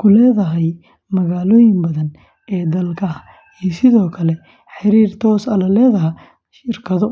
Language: Somali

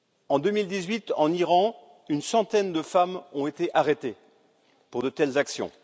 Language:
French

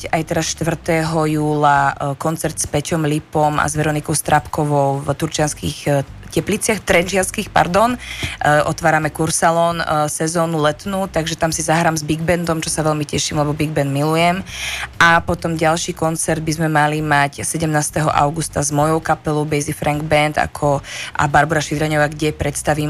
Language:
Slovak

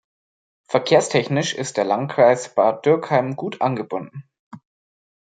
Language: German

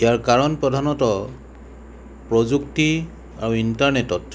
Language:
Assamese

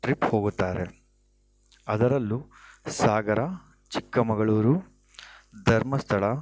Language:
Kannada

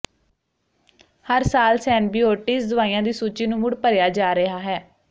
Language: Punjabi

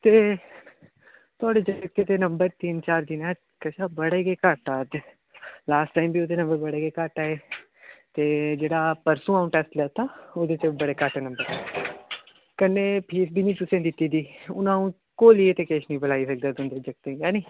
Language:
Dogri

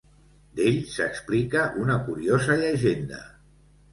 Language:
Catalan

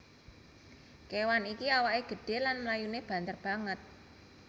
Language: Javanese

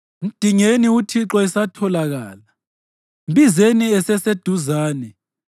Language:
North Ndebele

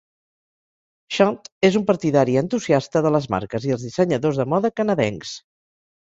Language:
Catalan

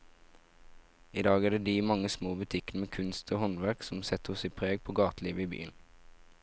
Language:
Norwegian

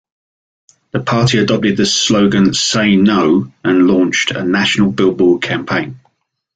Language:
English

